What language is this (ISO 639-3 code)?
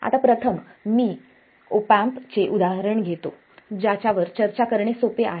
mar